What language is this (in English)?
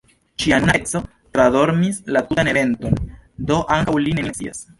Esperanto